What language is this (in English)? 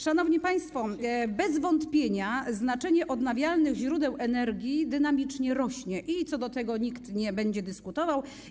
Polish